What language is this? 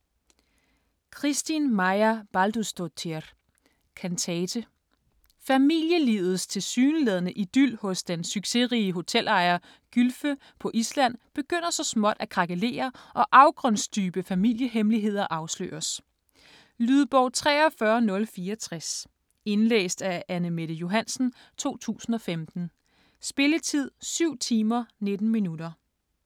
Danish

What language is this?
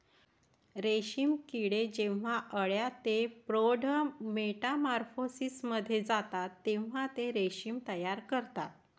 Marathi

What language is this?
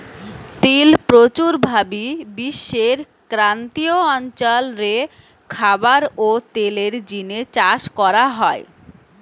Bangla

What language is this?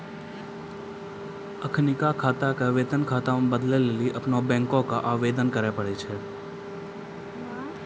Maithili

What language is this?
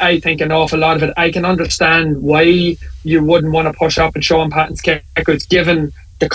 English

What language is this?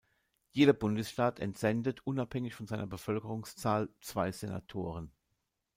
German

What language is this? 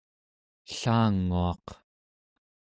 Central Yupik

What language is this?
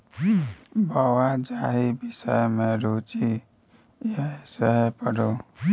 Maithili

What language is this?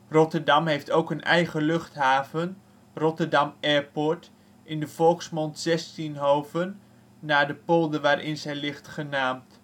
Dutch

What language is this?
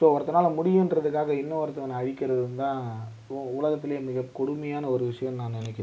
Tamil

